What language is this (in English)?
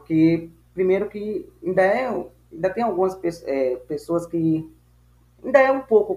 Portuguese